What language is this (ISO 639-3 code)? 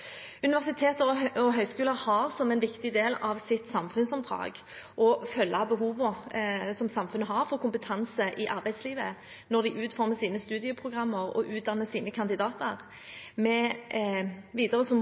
nob